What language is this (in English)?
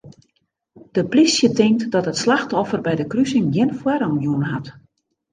Western Frisian